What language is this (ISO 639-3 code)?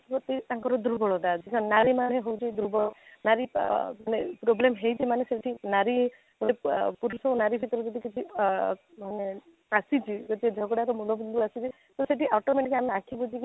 ori